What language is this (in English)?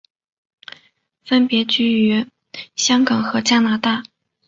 Chinese